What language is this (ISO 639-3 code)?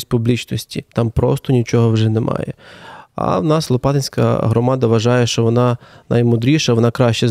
ukr